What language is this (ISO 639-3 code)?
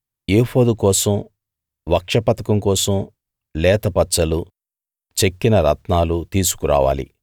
tel